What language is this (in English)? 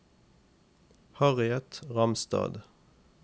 Norwegian